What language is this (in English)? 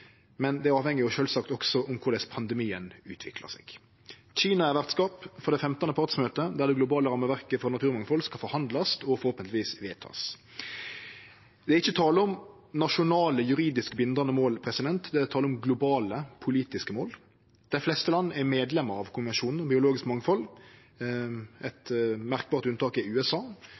Norwegian Nynorsk